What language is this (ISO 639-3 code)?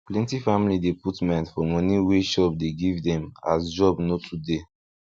pcm